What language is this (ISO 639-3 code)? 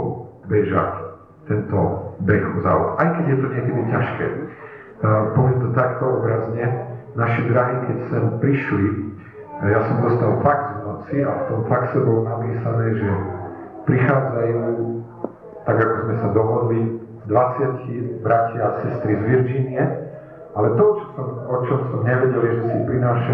slk